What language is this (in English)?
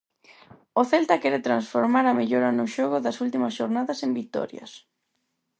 Galician